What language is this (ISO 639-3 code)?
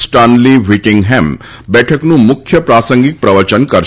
guj